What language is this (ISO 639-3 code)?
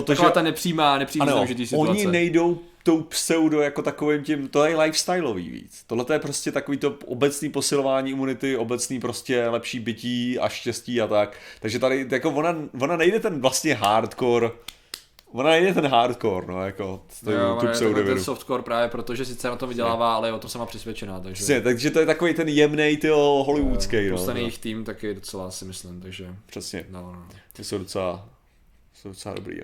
ces